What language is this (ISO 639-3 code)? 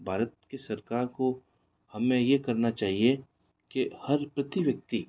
hin